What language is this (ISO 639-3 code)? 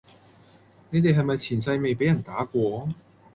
yue